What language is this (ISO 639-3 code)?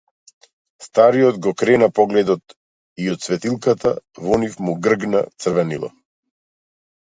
mkd